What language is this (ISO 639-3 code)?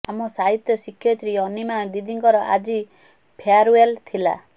ori